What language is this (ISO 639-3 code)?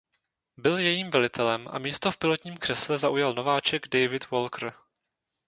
ces